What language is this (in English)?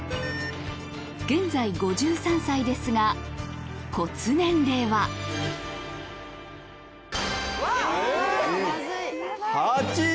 Japanese